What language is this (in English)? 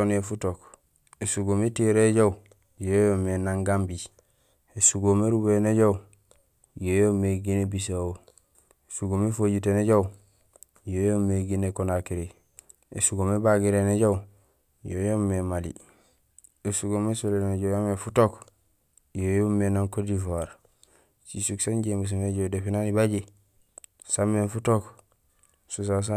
Gusilay